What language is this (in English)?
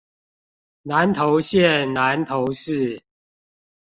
Chinese